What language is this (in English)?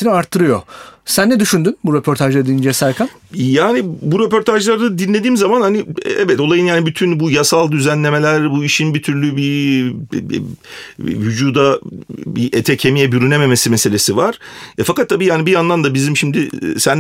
Turkish